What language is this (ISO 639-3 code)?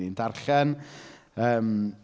cym